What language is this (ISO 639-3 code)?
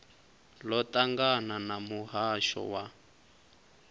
ven